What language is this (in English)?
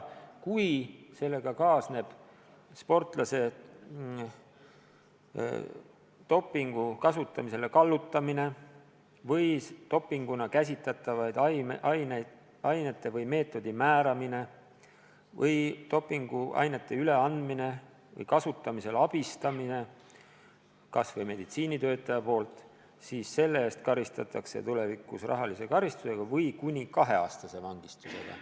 Estonian